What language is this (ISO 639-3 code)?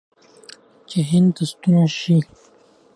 pus